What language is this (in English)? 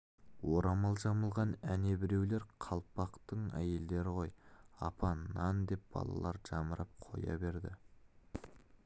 Kazakh